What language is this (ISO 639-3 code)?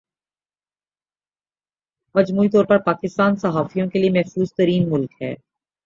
urd